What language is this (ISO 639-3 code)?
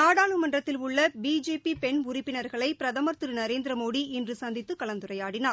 tam